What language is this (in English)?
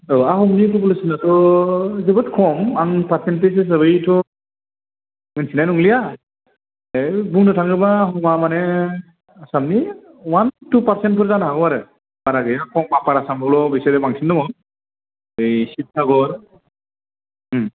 Bodo